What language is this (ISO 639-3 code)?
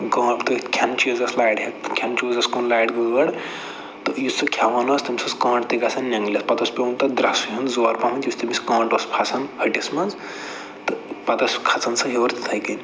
kas